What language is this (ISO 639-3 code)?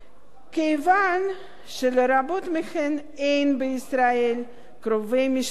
heb